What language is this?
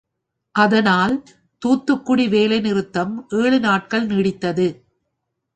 Tamil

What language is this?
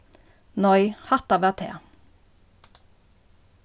Faroese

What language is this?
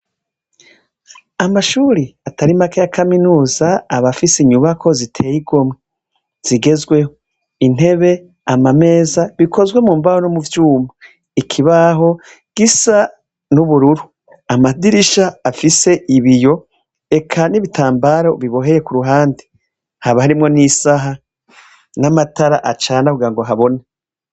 Rundi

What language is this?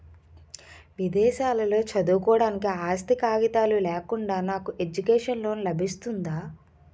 Telugu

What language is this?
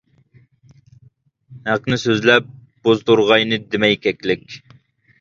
Uyghur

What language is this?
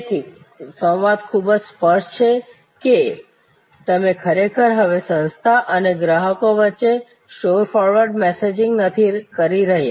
Gujarati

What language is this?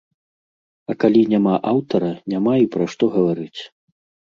Belarusian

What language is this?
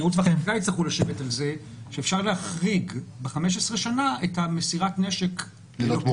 Hebrew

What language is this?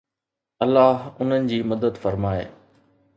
Sindhi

